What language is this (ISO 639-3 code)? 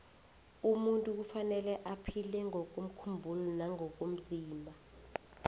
nbl